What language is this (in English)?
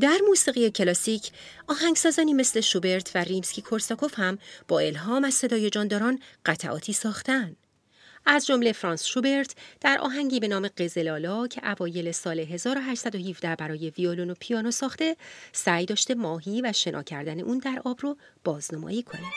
Persian